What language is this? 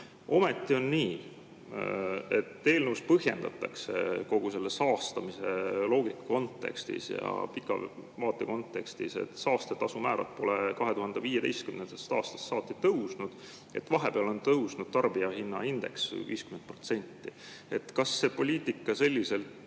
Estonian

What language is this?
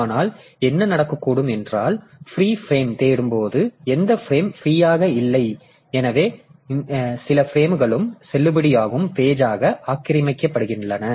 Tamil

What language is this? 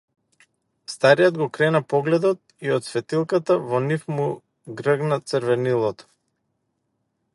Macedonian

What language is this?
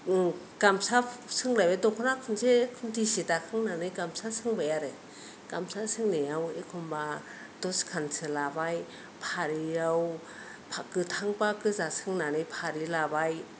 Bodo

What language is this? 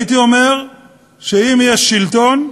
Hebrew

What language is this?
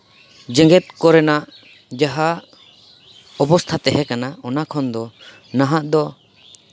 Santali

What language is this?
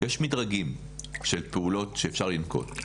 Hebrew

